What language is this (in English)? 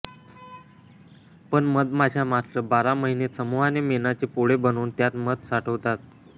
Marathi